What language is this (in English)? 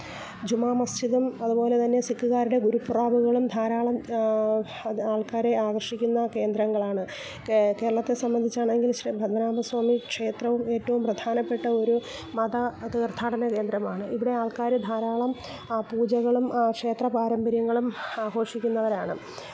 Malayalam